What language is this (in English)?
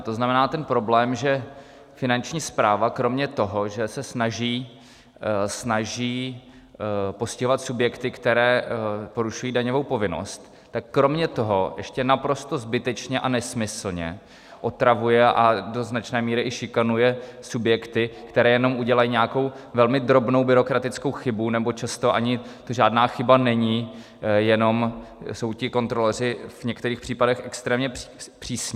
Czech